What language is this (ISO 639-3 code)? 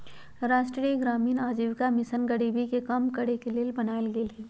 mag